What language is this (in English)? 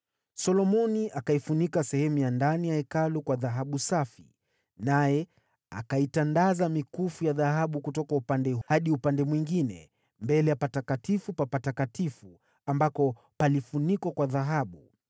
Swahili